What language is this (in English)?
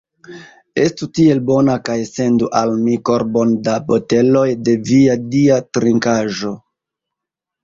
Esperanto